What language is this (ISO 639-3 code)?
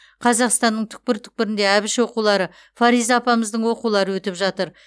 kaz